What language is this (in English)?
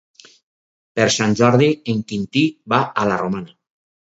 Catalan